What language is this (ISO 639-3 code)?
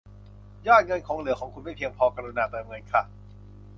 tha